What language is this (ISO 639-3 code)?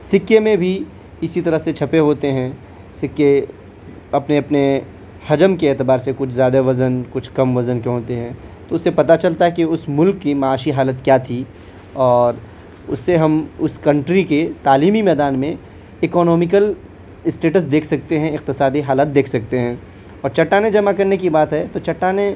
urd